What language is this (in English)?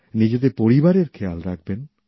Bangla